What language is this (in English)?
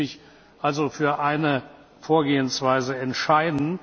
German